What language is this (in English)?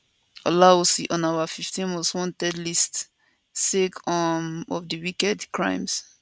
Nigerian Pidgin